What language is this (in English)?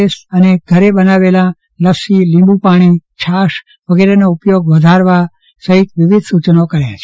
Gujarati